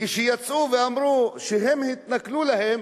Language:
Hebrew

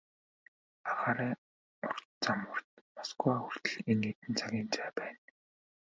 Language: Mongolian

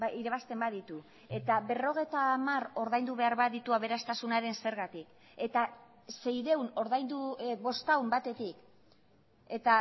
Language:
Basque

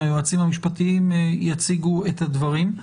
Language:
Hebrew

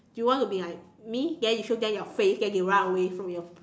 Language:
English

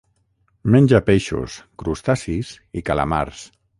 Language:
Catalan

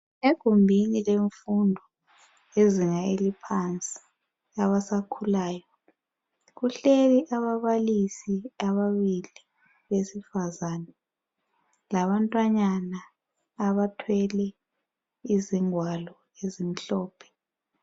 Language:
North Ndebele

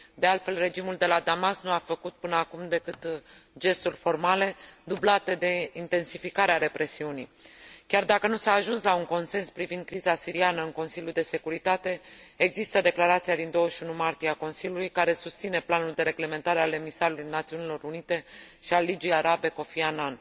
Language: Romanian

